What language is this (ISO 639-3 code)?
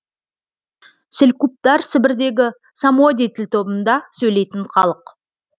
kaz